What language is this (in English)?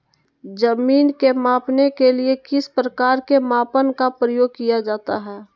Magahi